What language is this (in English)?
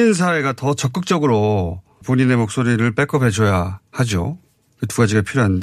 Korean